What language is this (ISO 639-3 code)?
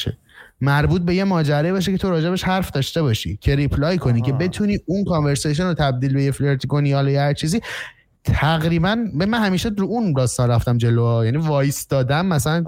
fas